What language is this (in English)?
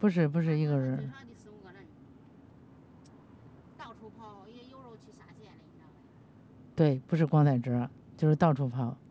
Chinese